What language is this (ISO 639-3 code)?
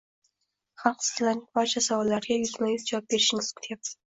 uzb